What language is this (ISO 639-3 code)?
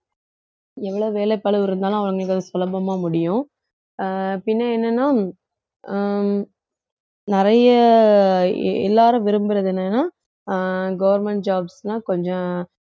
tam